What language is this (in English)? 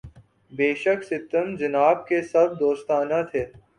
Urdu